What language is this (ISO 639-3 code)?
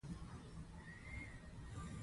pus